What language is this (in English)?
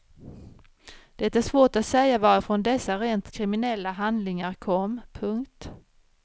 Swedish